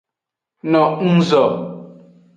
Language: Aja (Benin)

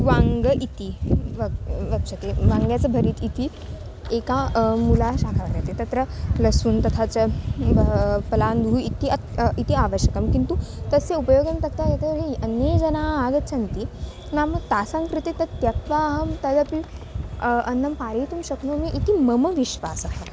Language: Sanskrit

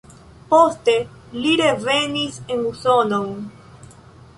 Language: Esperanto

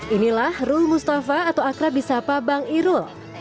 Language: Indonesian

